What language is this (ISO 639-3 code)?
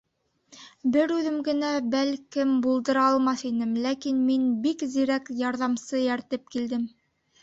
bak